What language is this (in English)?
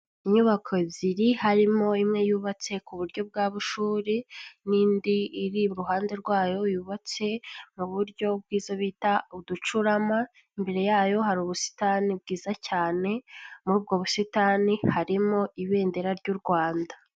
Kinyarwanda